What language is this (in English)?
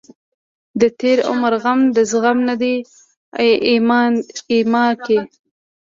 Pashto